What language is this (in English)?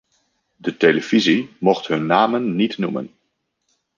Dutch